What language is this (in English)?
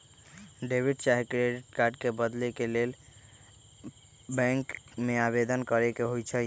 Magahi